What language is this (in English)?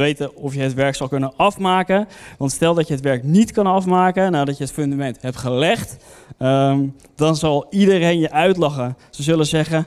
Dutch